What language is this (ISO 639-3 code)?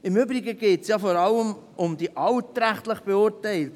gsw